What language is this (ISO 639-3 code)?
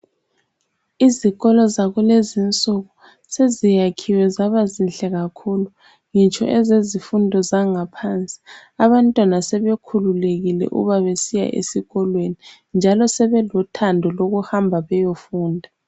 nde